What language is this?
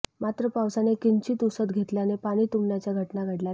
Marathi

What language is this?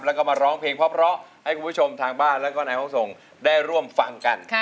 Thai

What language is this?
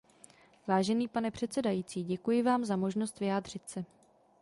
Czech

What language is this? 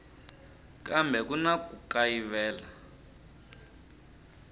Tsonga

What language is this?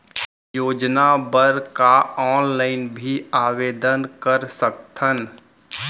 Chhattisgarhi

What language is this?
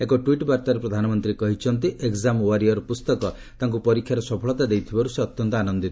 Odia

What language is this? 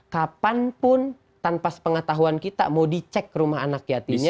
Indonesian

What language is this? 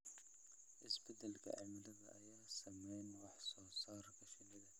Somali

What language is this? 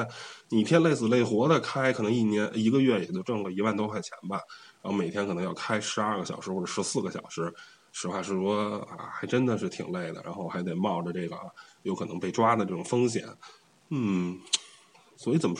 Chinese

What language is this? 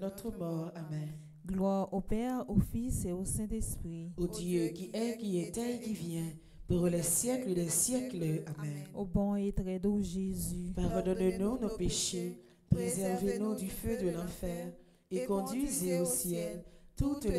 French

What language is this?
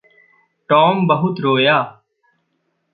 Hindi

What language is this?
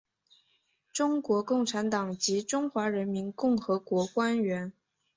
Chinese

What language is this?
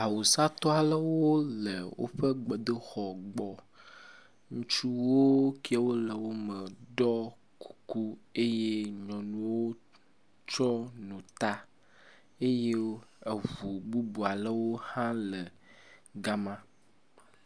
Ewe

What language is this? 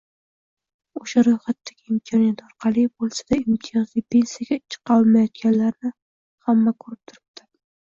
Uzbek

